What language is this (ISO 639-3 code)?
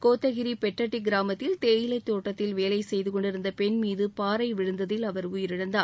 tam